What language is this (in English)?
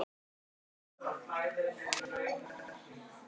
Icelandic